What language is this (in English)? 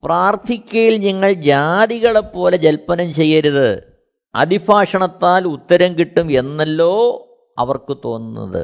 Malayalam